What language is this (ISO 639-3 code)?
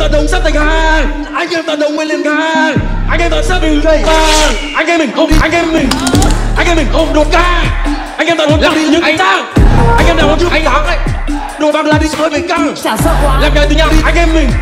vie